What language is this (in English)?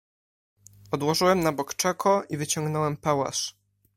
Polish